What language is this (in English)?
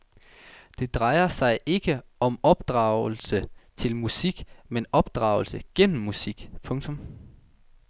Danish